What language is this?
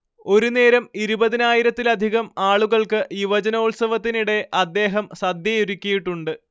Malayalam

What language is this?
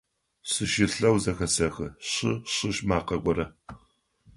Adyghe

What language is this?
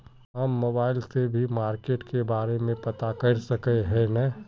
Magahi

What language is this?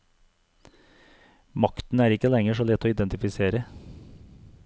Norwegian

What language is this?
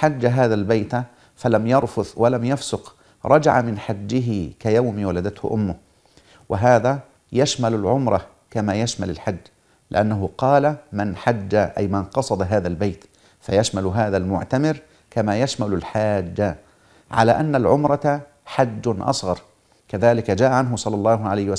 Arabic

